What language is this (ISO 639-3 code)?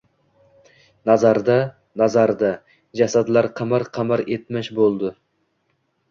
uzb